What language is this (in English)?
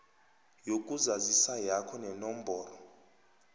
South Ndebele